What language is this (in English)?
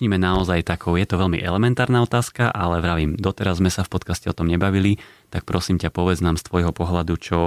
Slovak